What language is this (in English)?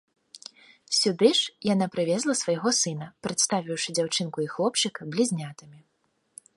Belarusian